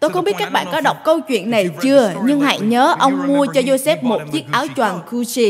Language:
Vietnamese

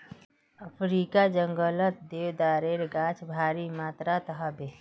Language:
Magahi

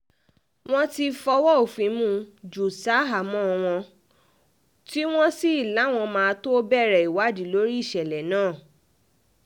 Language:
Yoruba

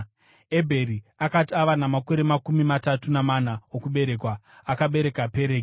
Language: Shona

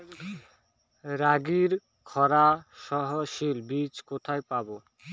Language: Bangla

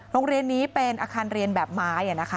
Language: Thai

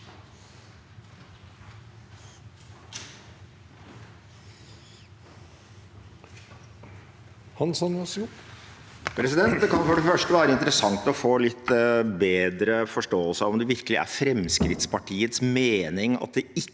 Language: Norwegian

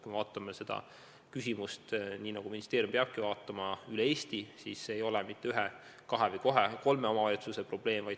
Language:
Estonian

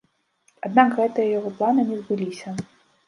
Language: Belarusian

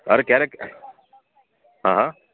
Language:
Gujarati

